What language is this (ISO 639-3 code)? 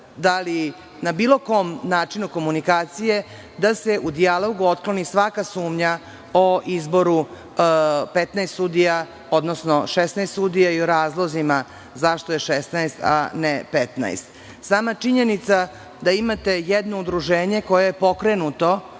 srp